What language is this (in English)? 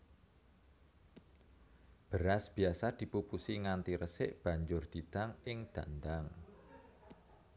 Javanese